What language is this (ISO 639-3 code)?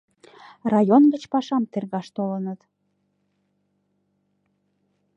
chm